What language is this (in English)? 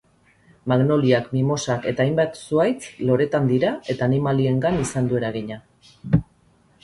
Basque